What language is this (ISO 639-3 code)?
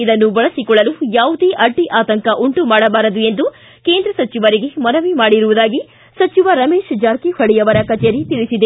kan